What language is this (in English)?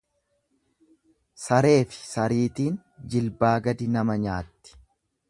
Oromo